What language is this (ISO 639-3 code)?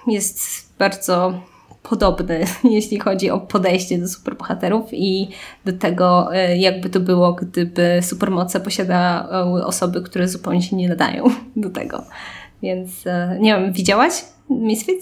pol